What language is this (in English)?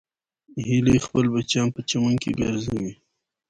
Pashto